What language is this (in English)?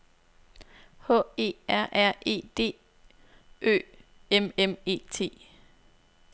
Danish